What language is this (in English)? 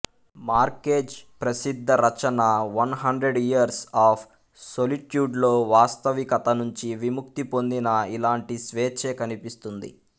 Telugu